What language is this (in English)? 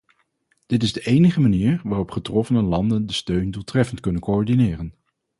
Dutch